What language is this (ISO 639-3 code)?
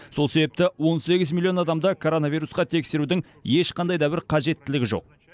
kaz